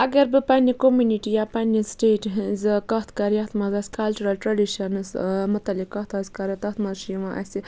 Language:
Kashmiri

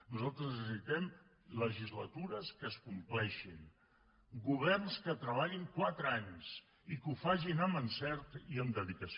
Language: Catalan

